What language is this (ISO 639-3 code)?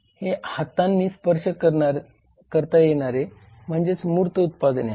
mar